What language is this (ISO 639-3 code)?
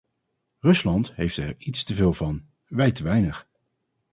nld